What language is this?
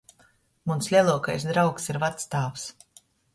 Latgalian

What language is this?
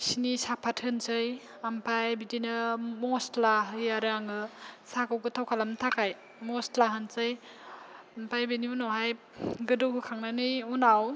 Bodo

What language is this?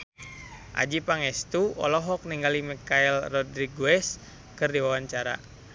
Sundanese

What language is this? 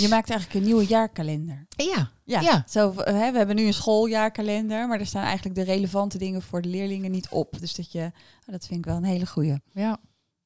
Dutch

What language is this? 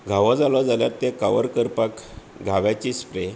Konkani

